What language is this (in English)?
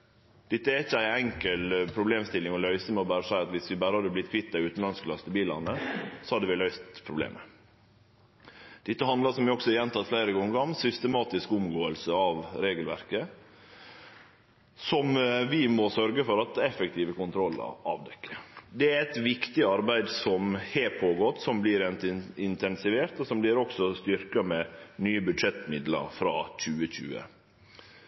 Norwegian Nynorsk